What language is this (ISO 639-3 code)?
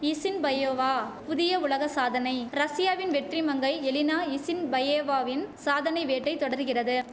tam